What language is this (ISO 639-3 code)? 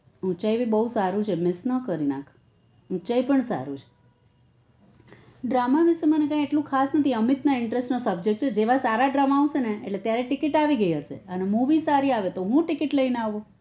guj